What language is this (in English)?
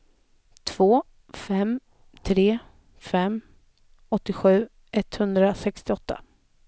Swedish